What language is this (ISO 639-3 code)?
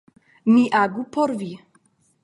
epo